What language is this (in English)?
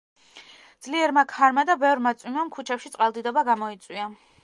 Georgian